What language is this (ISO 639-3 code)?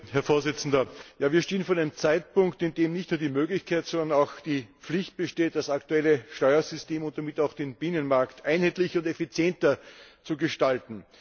deu